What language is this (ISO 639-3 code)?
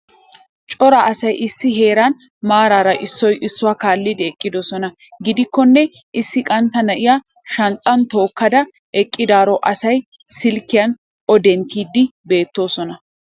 wal